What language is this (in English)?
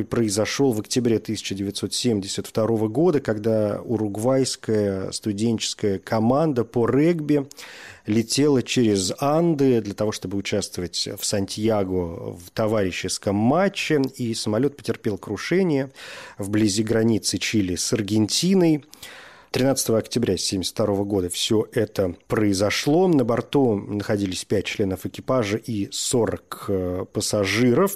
Russian